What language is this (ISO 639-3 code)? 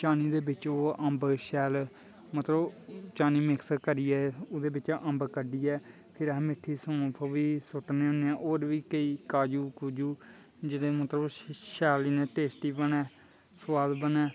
doi